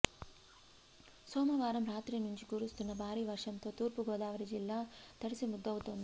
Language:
Telugu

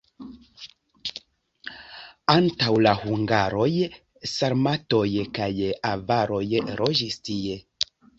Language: Esperanto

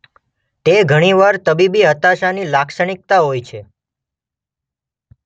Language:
Gujarati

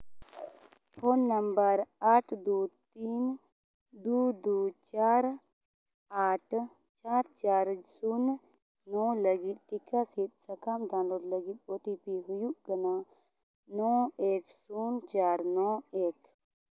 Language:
Santali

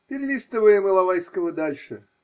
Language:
Russian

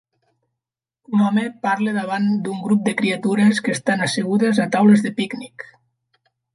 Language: Catalan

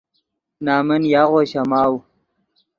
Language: Yidgha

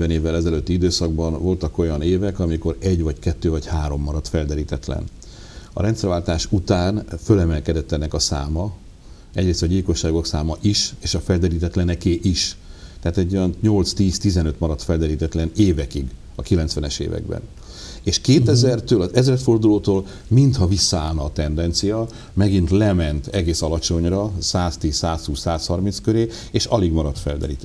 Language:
Hungarian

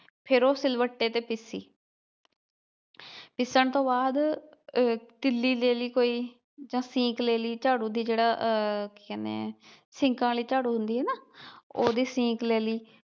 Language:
Punjabi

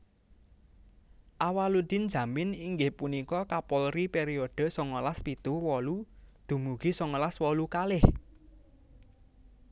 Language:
Javanese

